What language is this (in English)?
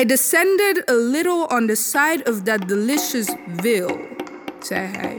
Dutch